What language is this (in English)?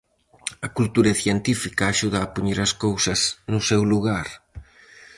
Galician